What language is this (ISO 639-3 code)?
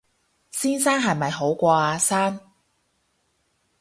yue